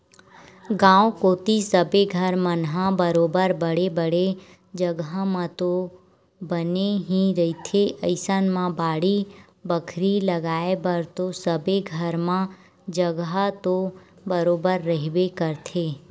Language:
Chhattisgarhi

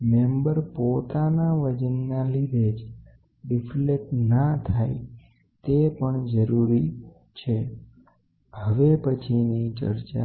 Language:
Gujarati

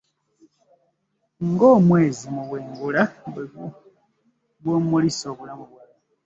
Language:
Ganda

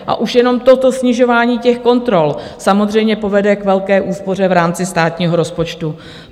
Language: Czech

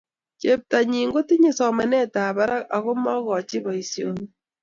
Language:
Kalenjin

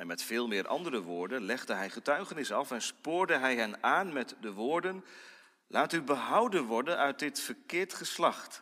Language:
Dutch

